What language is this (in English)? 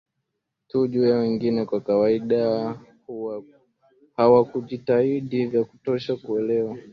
Swahili